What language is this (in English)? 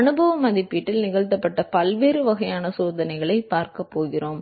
Tamil